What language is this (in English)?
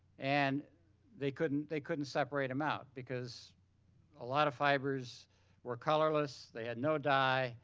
English